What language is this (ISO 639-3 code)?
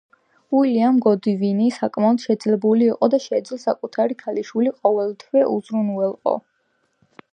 kat